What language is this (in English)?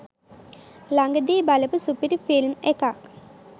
Sinhala